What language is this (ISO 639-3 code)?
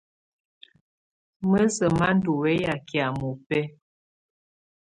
tvu